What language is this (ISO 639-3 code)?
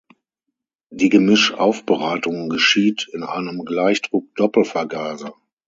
deu